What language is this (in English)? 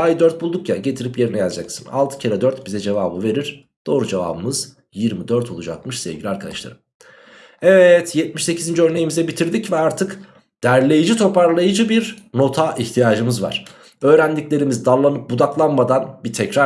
Turkish